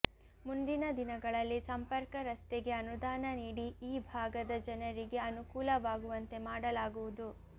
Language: Kannada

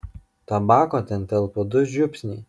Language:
Lithuanian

